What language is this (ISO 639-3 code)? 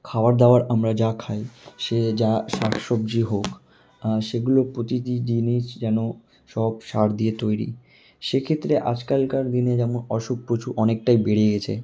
ben